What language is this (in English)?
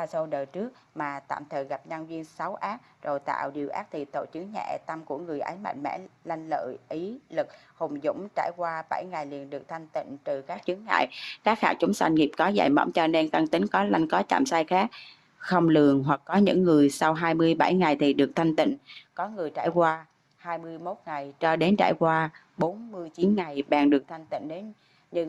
Vietnamese